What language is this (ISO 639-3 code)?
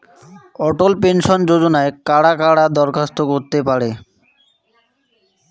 ben